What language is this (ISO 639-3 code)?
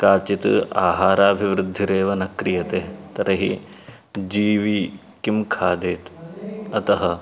san